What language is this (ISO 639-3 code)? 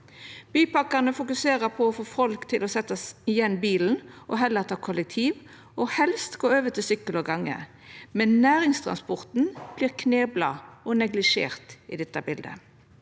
nor